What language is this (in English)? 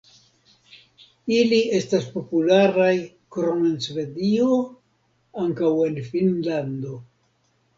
Esperanto